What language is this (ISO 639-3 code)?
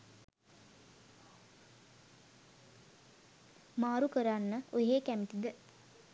sin